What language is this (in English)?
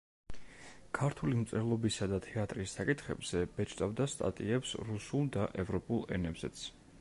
Georgian